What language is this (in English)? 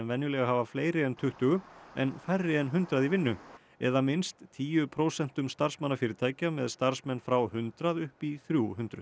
Icelandic